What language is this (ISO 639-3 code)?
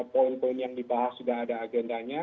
ind